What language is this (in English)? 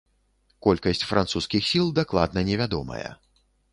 Belarusian